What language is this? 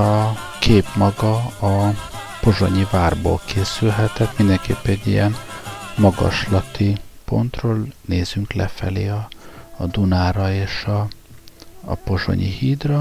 Hungarian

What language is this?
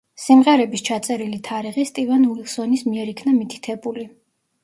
Georgian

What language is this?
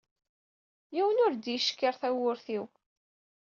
Kabyle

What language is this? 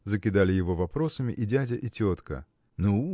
Russian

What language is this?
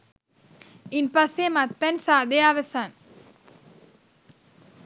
Sinhala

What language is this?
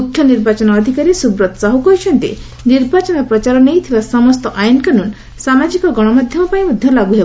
Odia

